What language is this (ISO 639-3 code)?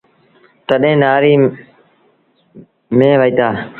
sbn